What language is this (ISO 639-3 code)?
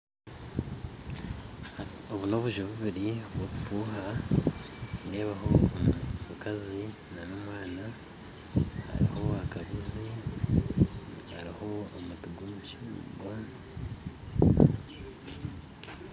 nyn